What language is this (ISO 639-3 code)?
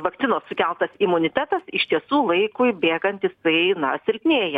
lit